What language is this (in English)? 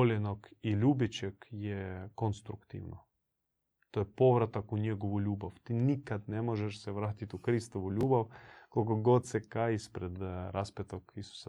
Croatian